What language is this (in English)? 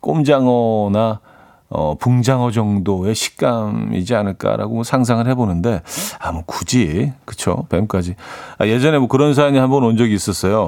Korean